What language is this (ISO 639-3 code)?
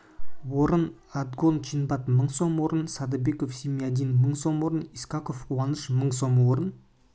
kaz